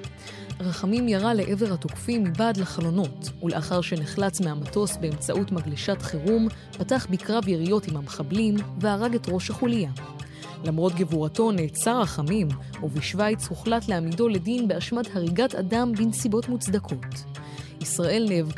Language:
Hebrew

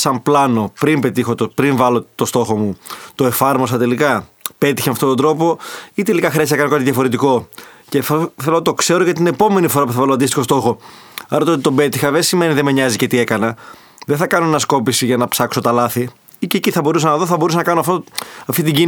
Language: Greek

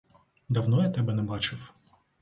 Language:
Ukrainian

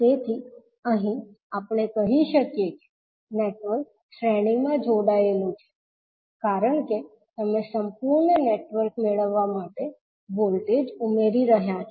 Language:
Gujarati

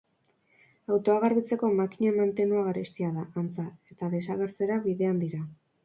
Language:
Basque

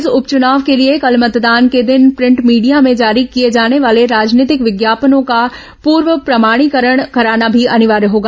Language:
Hindi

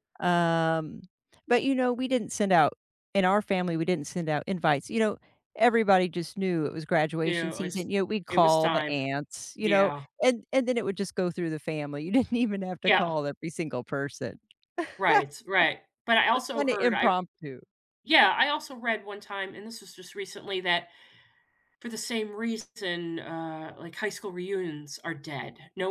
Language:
English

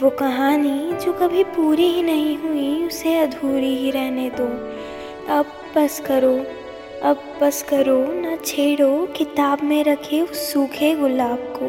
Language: Hindi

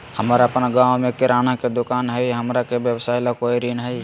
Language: Magahi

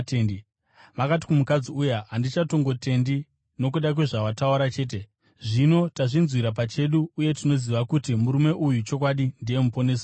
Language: Shona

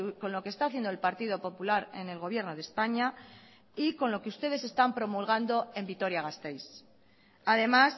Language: Spanish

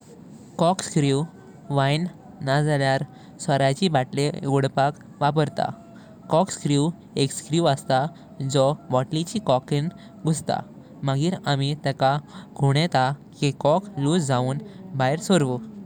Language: Konkani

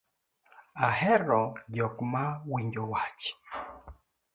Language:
Luo (Kenya and Tanzania)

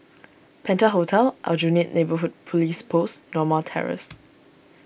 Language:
English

